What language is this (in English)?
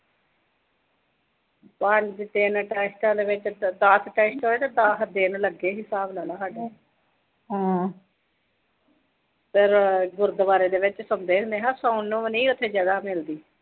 Punjabi